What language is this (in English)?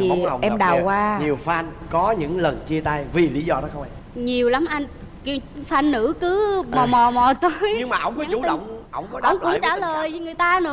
Vietnamese